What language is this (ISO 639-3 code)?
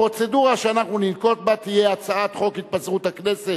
heb